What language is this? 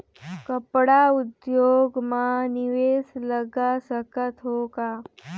Chhattisgarhi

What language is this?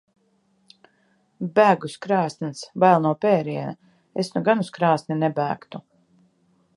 Latvian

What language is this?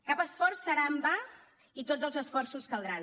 Catalan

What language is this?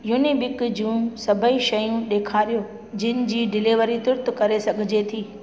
Sindhi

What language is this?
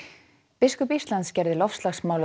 Icelandic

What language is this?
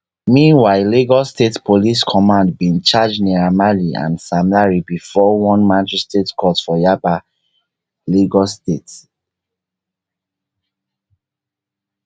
Nigerian Pidgin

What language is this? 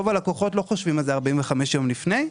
Hebrew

